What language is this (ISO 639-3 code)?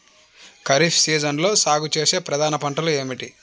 tel